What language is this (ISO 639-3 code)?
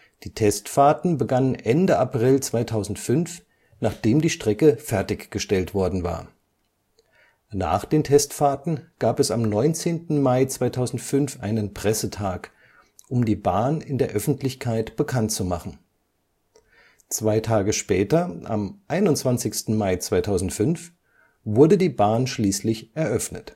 deu